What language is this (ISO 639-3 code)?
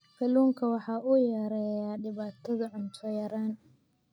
som